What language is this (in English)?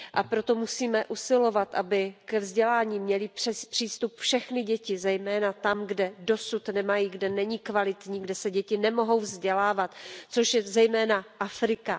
Czech